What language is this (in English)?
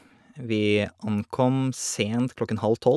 Norwegian